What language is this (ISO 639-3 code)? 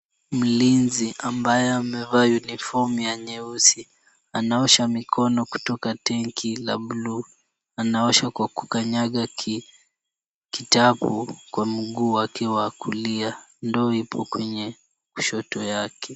swa